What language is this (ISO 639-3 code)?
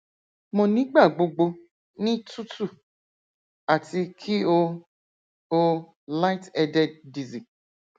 yor